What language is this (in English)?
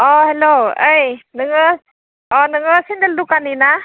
Bodo